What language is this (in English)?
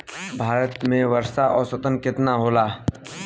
Bhojpuri